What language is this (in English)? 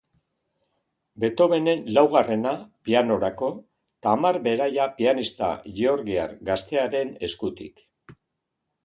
Basque